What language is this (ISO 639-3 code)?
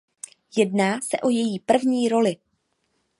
ces